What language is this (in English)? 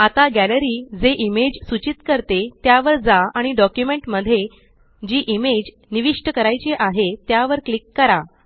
Marathi